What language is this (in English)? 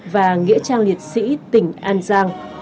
Vietnamese